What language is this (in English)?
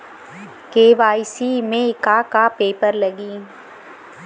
Bhojpuri